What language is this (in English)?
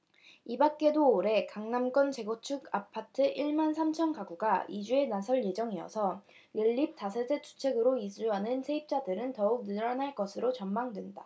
Korean